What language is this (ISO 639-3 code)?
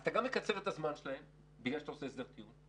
heb